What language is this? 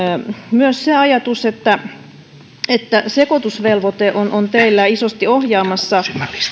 Finnish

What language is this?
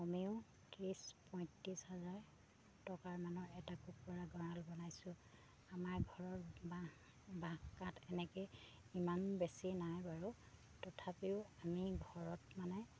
Assamese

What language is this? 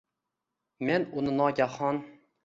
Uzbek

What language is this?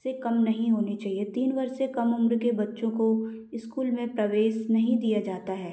Hindi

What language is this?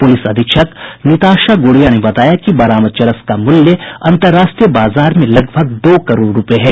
Hindi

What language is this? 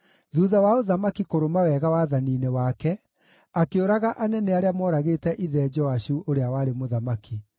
Kikuyu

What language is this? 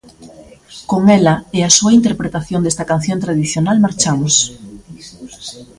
Galician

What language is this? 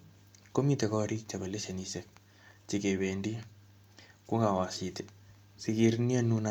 Kalenjin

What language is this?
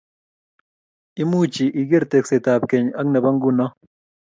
Kalenjin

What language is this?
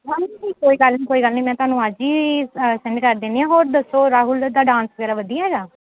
Punjabi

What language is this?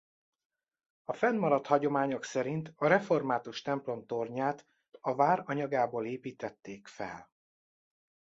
Hungarian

